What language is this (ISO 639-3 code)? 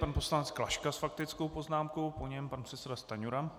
ces